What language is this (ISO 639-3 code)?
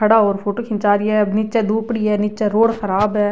raj